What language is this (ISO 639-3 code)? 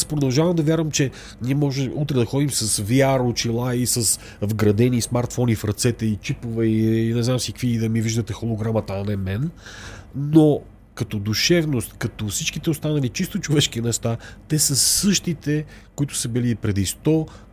bul